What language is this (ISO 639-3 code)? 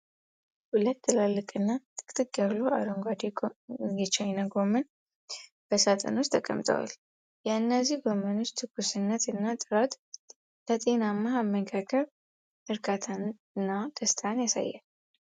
amh